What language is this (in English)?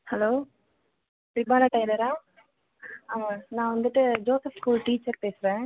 Tamil